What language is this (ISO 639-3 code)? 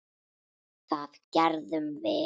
isl